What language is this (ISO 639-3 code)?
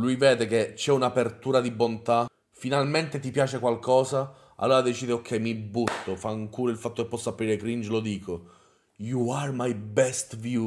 ita